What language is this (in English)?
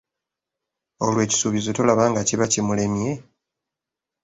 Ganda